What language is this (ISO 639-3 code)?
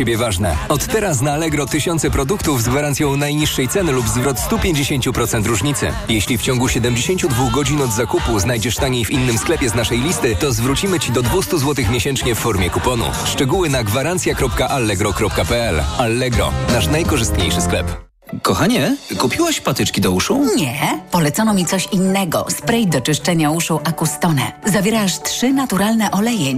pol